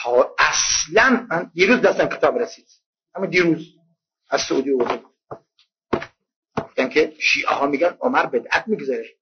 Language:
Persian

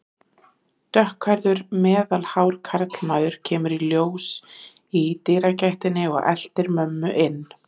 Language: Icelandic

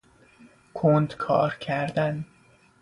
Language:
Persian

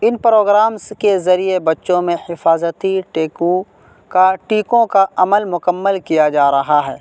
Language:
Urdu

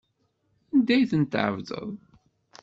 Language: Kabyle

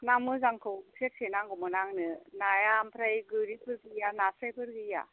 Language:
Bodo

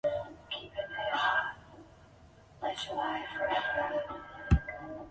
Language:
Chinese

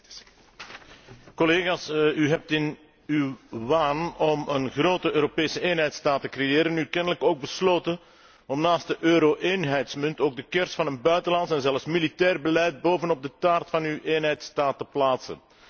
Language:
Dutch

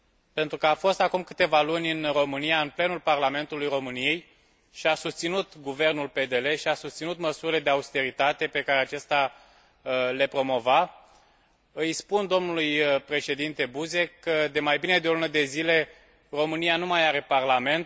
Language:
Romanian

